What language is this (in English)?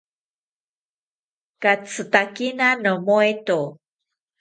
South Ucayali Ashéninka